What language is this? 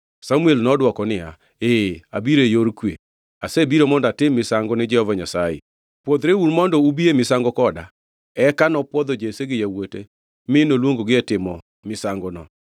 Luo (Kenya and Tanzania)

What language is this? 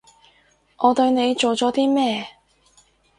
Cantonese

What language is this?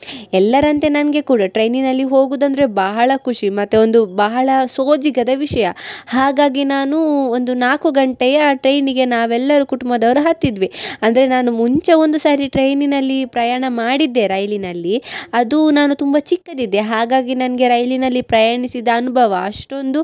Kannada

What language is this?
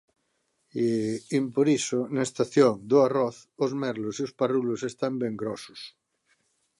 Galician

